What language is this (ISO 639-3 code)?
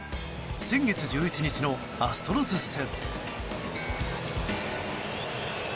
jpn